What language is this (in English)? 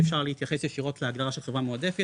Hebrew